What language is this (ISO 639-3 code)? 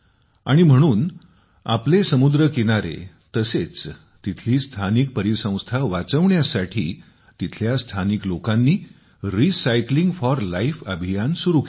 mar